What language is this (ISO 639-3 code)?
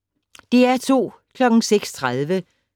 dan